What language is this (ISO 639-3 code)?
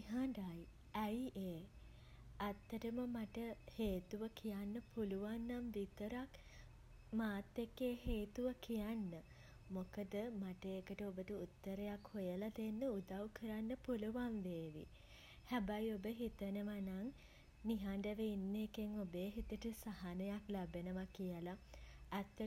sin